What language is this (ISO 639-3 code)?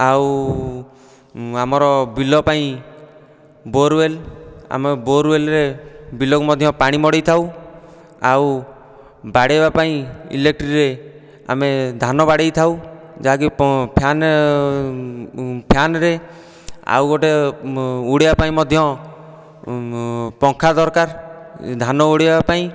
ori